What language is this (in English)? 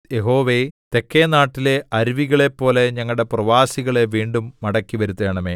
Malayalam